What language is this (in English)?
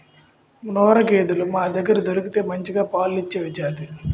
Telugu